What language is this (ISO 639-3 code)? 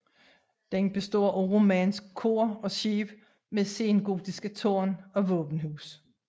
dan